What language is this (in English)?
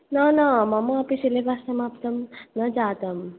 Sanskrit